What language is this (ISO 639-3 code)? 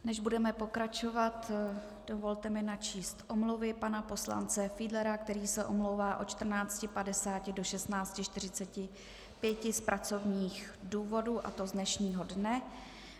ces